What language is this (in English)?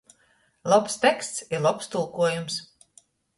Latgalian